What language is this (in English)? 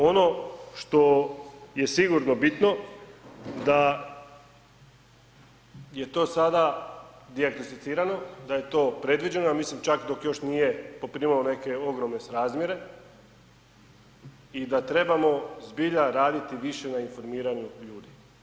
Croatian